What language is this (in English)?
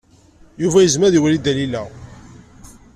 Kabyle